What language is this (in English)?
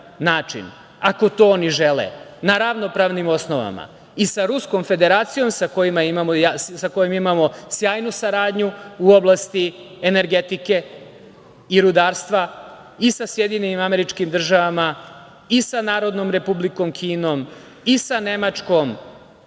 Serbian